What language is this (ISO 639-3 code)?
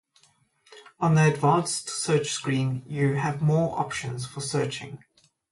eng